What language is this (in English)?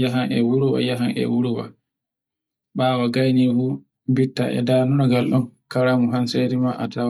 Borgu Fulfulde